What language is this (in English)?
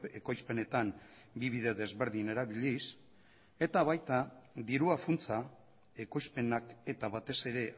Basque